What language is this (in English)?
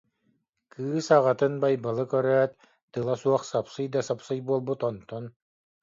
Yakut